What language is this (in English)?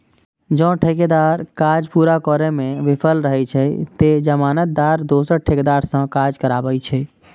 Maithili